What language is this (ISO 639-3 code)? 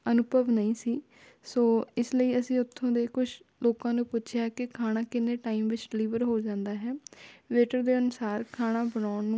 pan